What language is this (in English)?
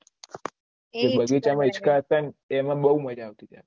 Gujarati